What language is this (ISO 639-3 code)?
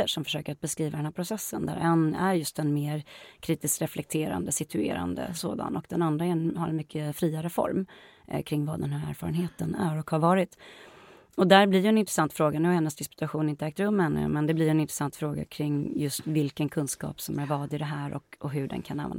swe